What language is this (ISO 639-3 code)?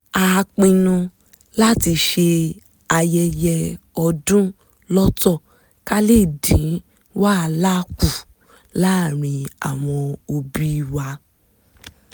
yor